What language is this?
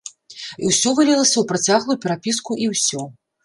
Belarusian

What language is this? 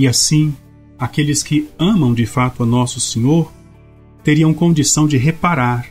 Portuguese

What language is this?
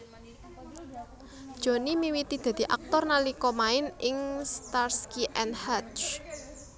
Javanese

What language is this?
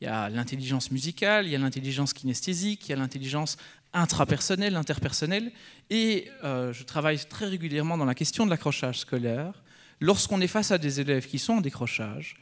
French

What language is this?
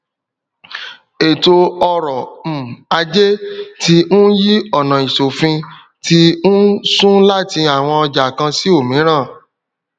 Yoruba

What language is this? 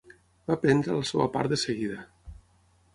Catalan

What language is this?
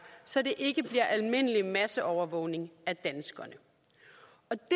Danish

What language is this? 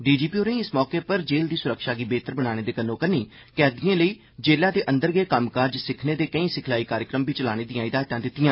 Dogri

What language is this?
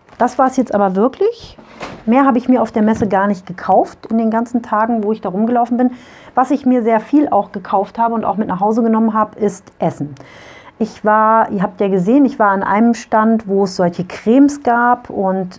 German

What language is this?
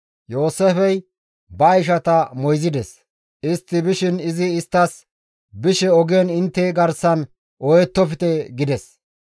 Gamo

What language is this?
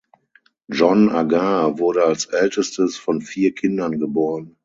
German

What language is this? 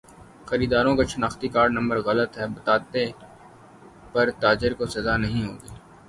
Urdu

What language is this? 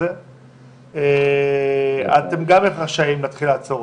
Hebrew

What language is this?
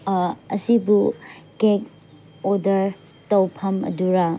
Manipuri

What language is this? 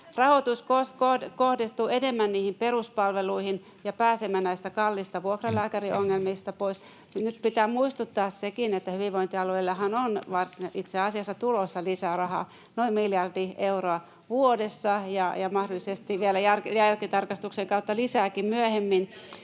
Finnish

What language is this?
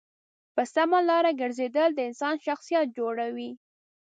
Pashto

